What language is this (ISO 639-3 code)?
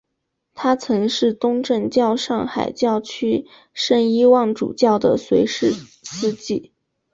zho